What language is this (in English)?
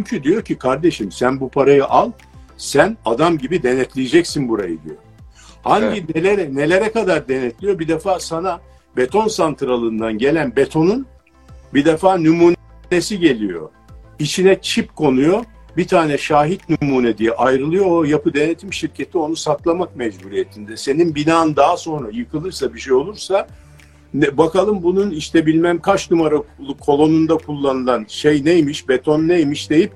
Turkish